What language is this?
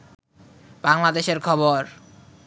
Bangla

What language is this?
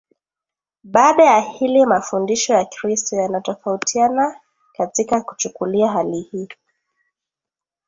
Swahili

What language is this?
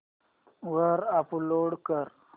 Marathi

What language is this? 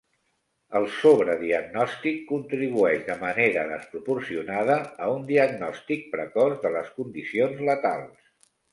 Catalan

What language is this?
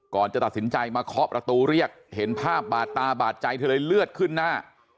Thai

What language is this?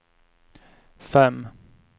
Swedish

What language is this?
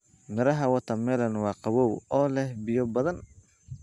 Somali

